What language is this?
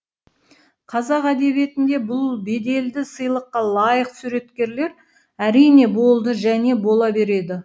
Kazakh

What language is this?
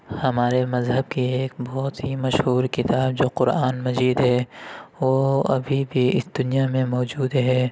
Urdu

